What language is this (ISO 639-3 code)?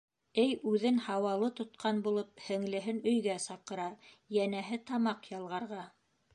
bak